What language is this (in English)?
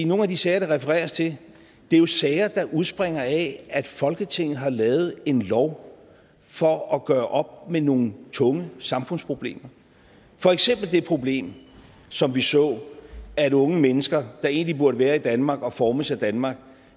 Danish